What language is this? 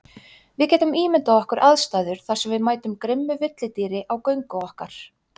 Icelandic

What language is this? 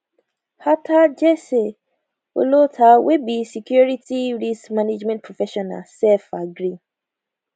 Nigerian Pidgin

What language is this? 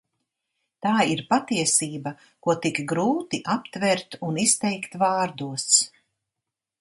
Latvian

